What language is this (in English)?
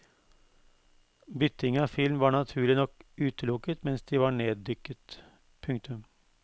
Norwegian